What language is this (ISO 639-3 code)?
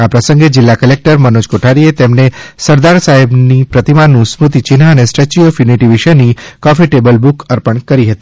guj